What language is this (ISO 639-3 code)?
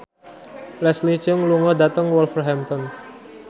jav